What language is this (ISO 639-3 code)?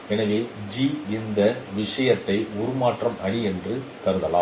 tam